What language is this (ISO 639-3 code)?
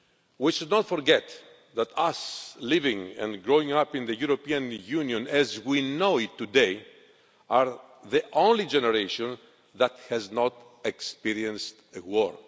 eng